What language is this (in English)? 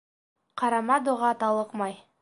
Bashkir